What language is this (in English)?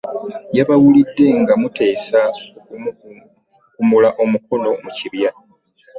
Ganda